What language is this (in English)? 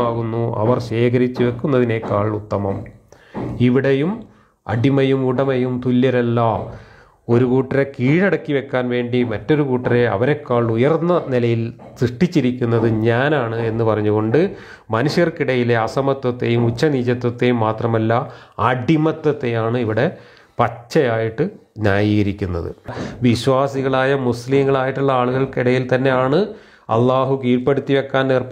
Malayalam